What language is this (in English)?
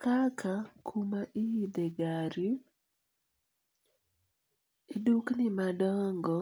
Luo (Kenya and Tanzania)